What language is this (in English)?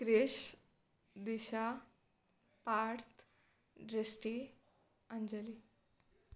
Gujarati